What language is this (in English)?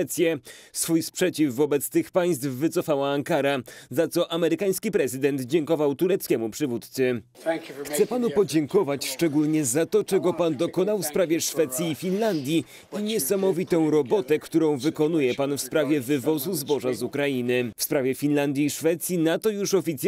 Polish